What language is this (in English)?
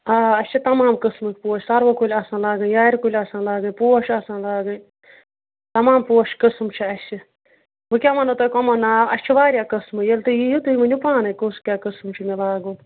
Kashmiri